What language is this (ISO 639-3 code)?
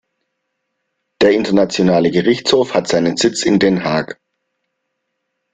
deu